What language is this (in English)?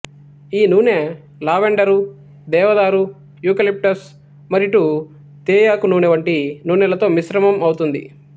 Telugu